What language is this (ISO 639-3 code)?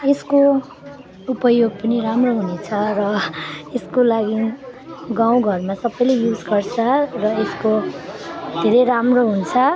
nep